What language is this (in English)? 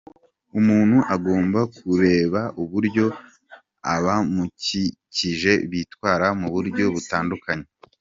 Kinyarwanda